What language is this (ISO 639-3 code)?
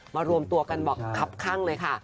tha